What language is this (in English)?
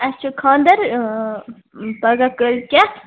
Kashmiri